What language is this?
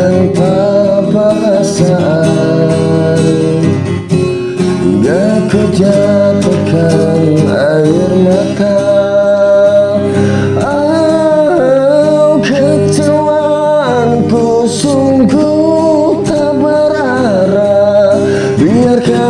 Indonesian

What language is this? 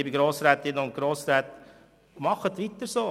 Swiss German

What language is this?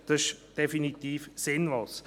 Swiss German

